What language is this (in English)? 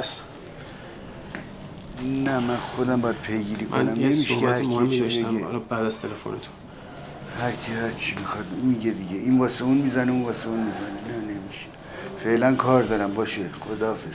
Persian